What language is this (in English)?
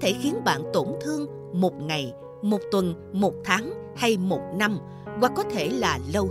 Vietnamese